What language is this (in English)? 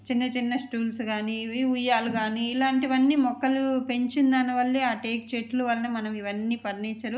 Telugu